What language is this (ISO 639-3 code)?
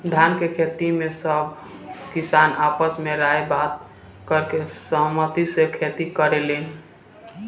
bho